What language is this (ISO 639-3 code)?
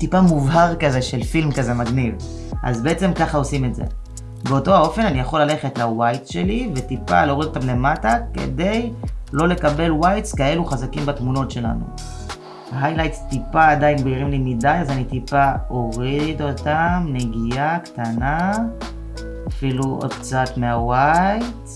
heb